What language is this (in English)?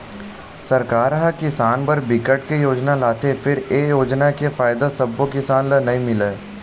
Chhattisgarhi